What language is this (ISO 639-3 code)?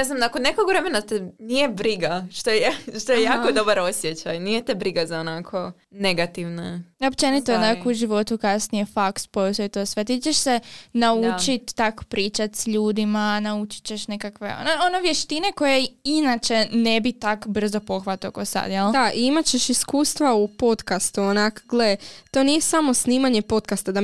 hrv